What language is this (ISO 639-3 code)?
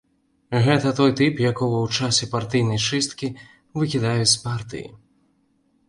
bel